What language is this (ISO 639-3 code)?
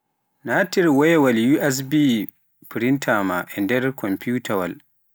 fuf